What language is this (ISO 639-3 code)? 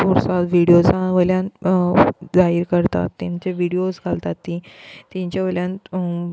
kok